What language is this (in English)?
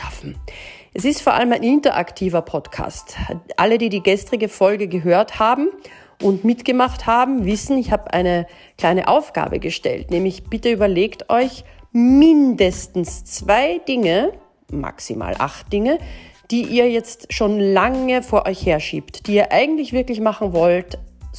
German